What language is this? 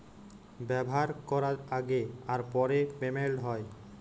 Bangla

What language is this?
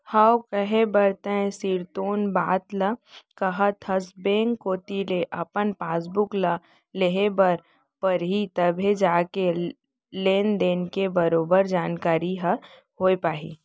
Chhattisgarhi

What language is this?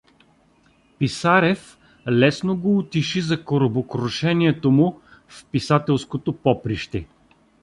Bulgarian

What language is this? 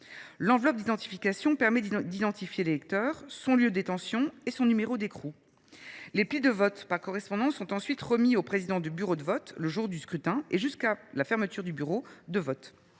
French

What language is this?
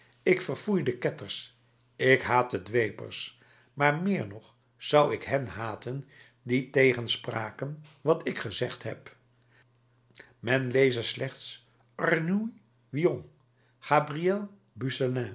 Dutch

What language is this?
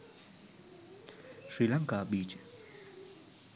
Sinhala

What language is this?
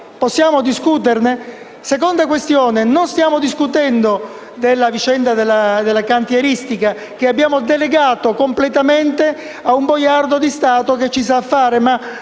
Italian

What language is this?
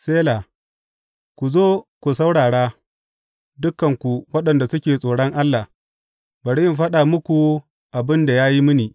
Hausa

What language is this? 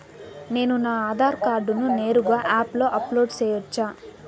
Telugu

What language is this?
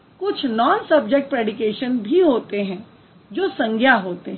Hindi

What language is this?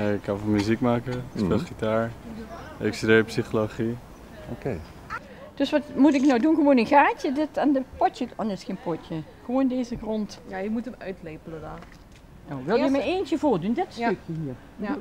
Dutch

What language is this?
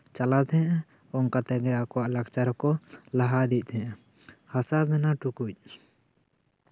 Santali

